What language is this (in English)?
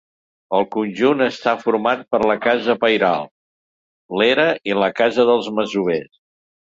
Catalan